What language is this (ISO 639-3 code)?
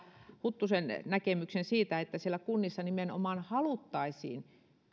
fin